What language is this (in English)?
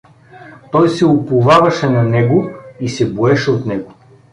Bulgarian